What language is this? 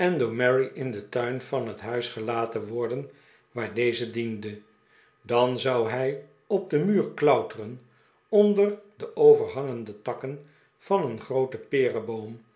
Dutch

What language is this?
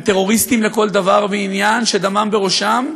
Hebrew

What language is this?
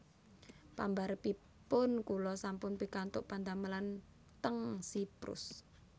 Javanese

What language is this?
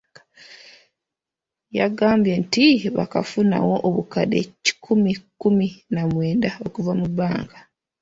Ganda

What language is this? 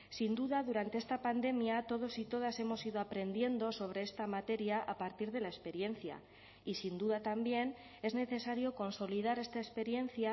Spanish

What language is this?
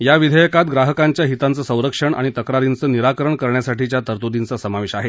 Marathi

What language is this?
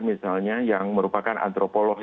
Indonesian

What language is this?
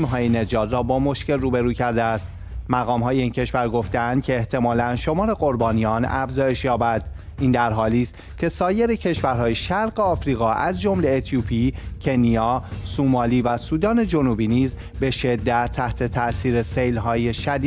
Persian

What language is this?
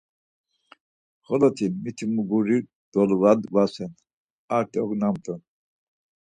Laz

